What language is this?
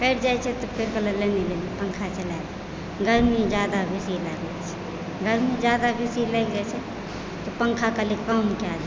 Maithili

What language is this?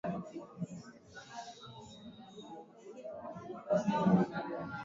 Swahili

